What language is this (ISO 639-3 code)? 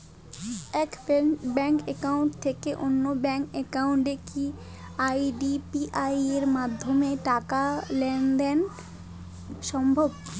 ben